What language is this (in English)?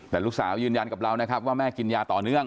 Thai